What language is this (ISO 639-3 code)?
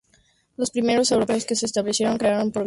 spa